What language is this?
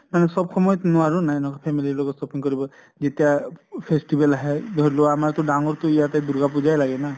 Assamese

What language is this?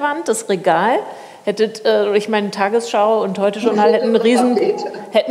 German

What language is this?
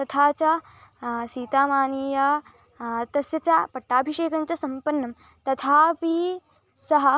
Sanskrit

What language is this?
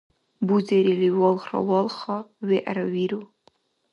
Dargwa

